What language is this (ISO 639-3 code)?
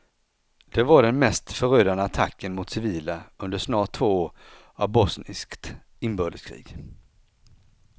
swe